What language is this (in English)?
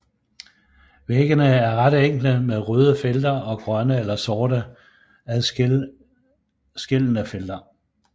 Danish